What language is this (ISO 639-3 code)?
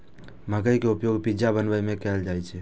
mai